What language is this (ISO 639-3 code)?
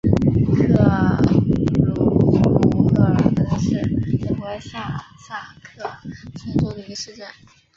zho